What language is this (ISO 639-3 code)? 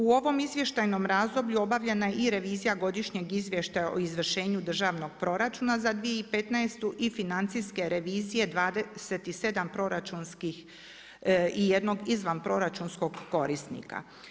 hrv